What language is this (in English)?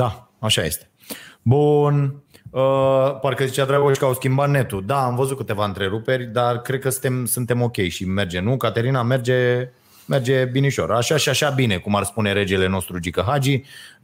Romanian